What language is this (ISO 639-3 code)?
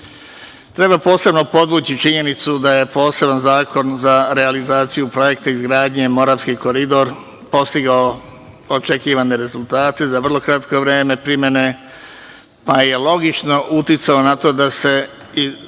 srp